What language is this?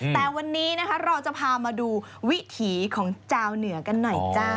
Thai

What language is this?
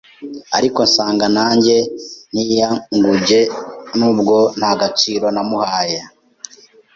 Kinyarwanda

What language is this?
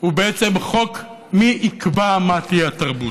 Hebrew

